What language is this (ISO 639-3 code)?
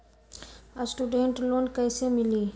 mag